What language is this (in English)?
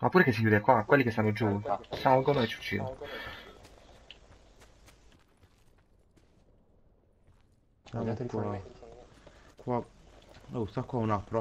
Italian